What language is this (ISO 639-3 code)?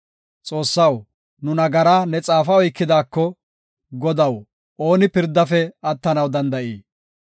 gof